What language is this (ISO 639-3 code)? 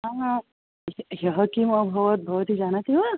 san